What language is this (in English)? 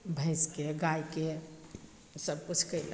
Maithili